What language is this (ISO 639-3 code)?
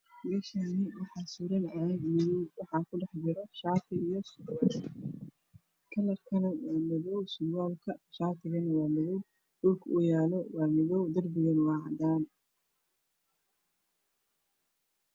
som